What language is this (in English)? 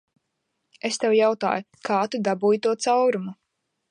Latvian